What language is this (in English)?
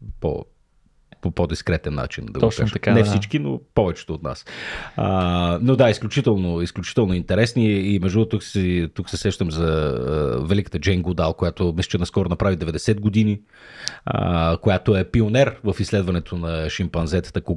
Bulgarian